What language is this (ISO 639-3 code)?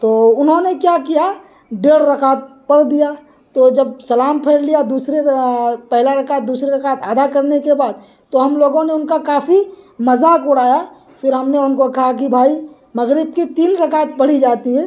urd